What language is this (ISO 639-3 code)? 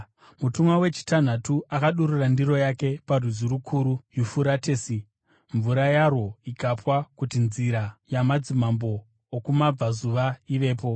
sna